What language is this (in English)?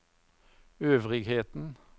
Norwegian